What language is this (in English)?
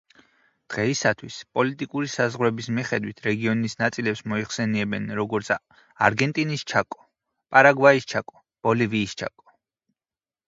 Georgian